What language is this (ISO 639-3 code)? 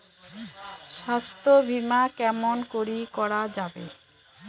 ben